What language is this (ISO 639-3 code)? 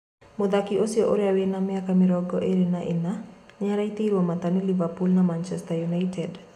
kik